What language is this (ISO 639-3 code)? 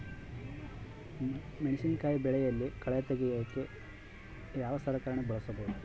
kan